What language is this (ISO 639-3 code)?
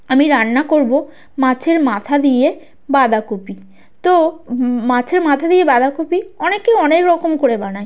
ben